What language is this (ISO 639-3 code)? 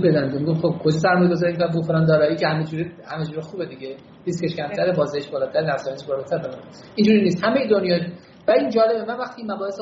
fas